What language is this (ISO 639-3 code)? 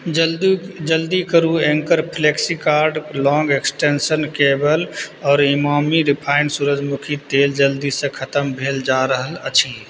mai